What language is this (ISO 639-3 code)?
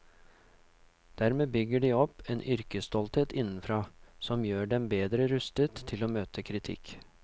nor